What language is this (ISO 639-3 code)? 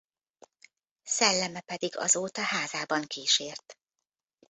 hun